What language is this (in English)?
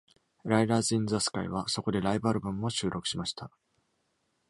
Japanese